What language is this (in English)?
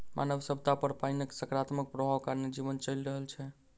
Maithili